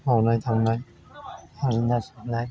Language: Bodo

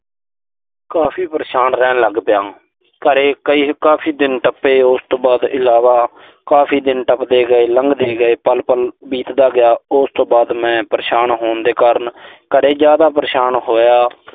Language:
Punjabi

